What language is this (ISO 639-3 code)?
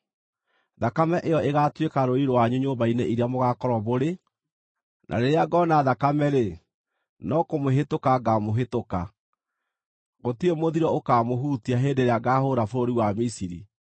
kik